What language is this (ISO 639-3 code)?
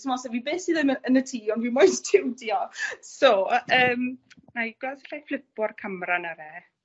cym